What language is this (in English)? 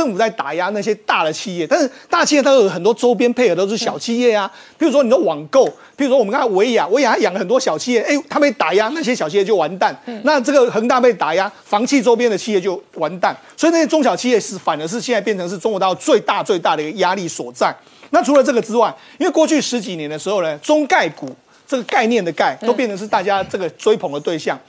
Chinese